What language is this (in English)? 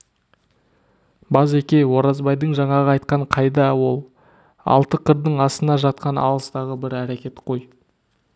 Kazakh